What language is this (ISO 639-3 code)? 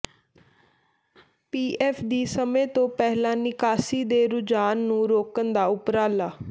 pan